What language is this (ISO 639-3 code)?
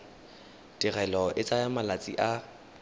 tsn